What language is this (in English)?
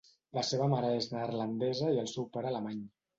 Catalan